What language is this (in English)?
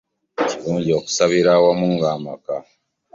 Ganda